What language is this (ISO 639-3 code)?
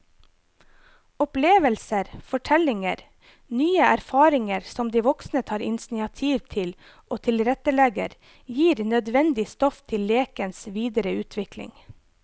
nor